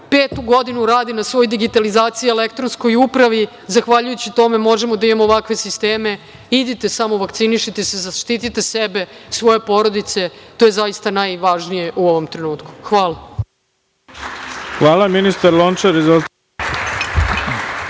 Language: Serbian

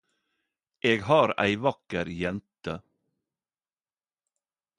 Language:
Norwegian Nynorsk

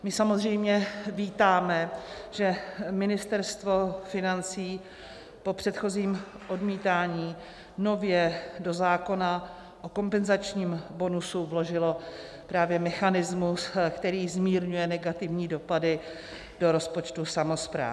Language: Czech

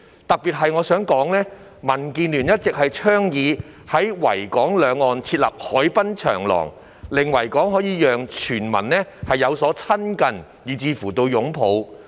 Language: Cantonese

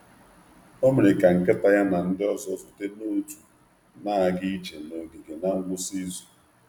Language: Igbo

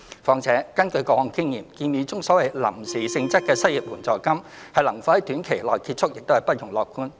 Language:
Cantonese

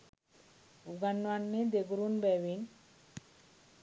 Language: Sinhala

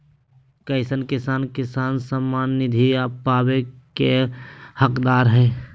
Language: Magahi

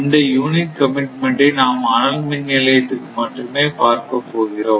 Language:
Tamil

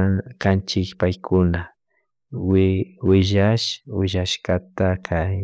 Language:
Chimborazo Highland Quichua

